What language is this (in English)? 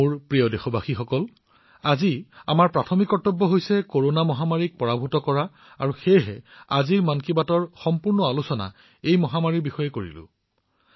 Assamese